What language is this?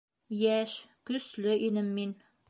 Bashkir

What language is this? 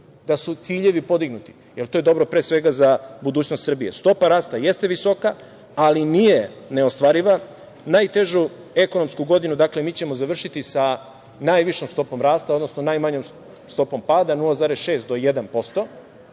Serbian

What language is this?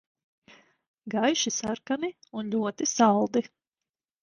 Latvian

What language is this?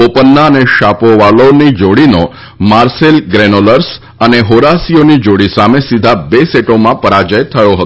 Gujarati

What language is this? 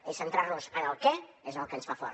Catalan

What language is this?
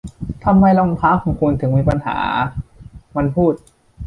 Thai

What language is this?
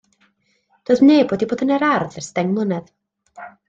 Welsh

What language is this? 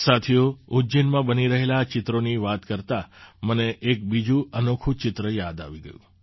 Gujarati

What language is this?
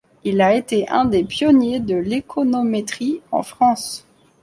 French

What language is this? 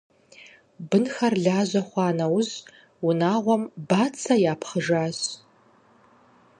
Kabardian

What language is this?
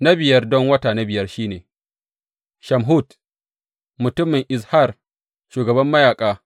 Hausa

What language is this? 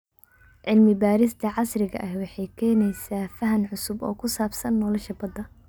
Somali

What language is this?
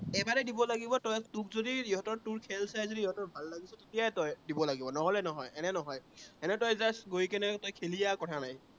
Assamese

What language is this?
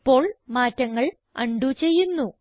Malayalam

